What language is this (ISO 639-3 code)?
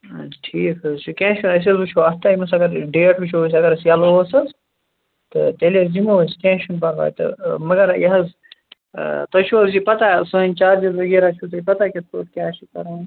kas